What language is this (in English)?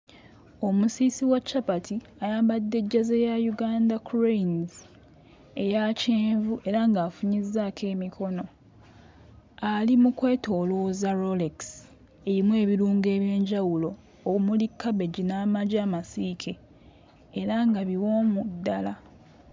Ganda